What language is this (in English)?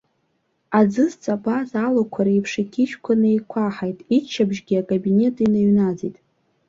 Abkhazian